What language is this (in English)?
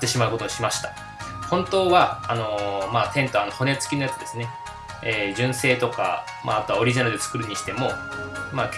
Japanese